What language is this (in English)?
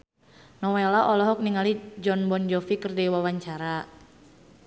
Sundanese